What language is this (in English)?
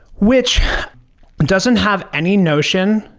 English